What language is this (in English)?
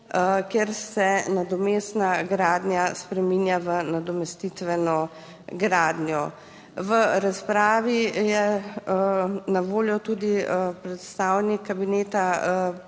Slovenian